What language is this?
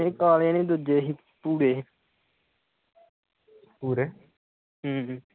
Punjabi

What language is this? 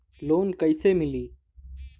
Bhojpuri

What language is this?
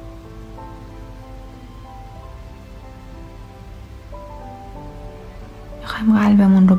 Persian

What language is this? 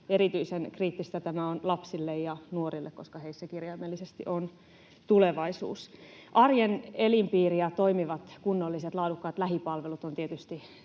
Finnish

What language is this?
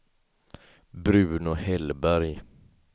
Swedish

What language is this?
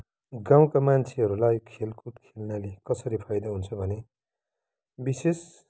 Nepali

